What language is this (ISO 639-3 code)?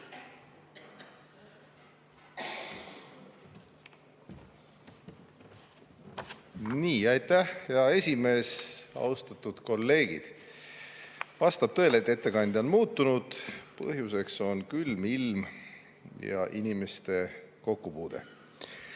est